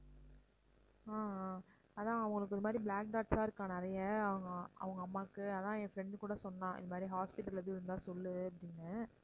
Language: Tamil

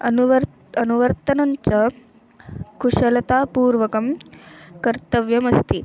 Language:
Sanskrit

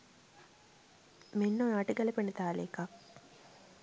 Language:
Sinhala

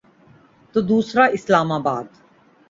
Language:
Urdu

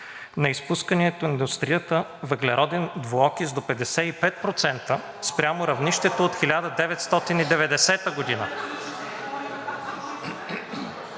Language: Bulgarian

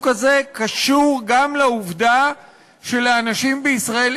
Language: Hebrew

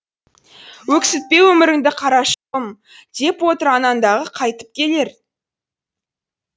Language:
Kazakh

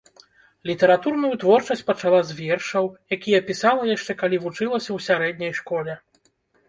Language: Belarusian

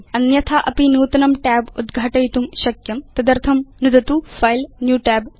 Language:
Sanskrit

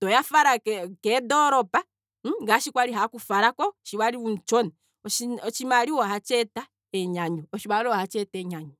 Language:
Kwambi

